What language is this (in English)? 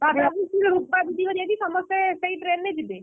Odia